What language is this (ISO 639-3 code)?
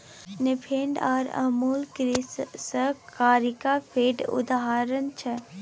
mai